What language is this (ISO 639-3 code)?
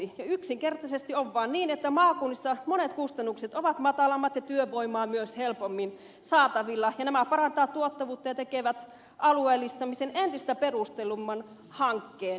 fin